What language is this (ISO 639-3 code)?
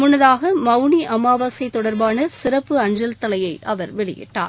tam